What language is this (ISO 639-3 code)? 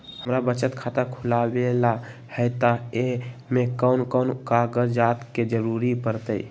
mag